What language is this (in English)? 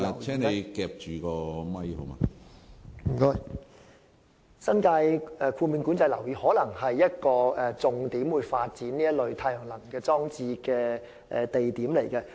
Cantonese